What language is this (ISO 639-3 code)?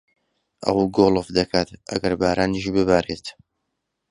ckb